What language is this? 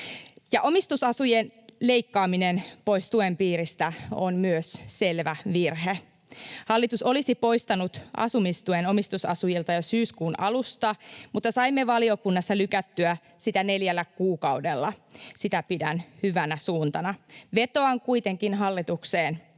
Finnish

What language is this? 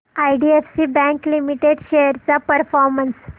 Marathi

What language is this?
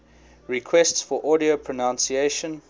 English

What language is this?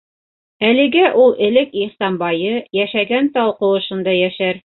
Bashkir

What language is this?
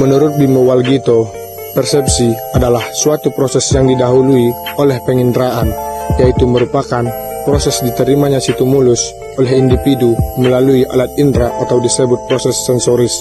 Indonesian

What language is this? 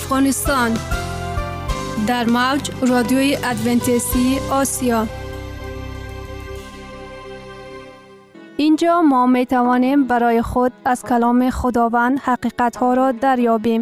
Persian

